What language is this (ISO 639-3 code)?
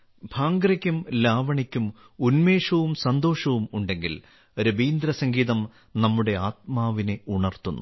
mal